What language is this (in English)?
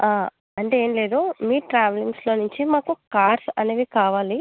Telugu